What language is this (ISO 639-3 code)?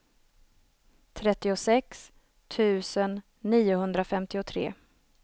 swe